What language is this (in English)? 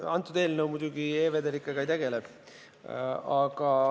Estonian